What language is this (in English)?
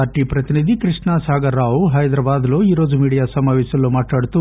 Telugu